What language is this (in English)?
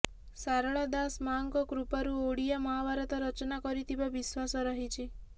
Odia